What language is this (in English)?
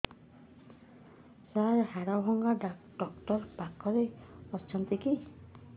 Odia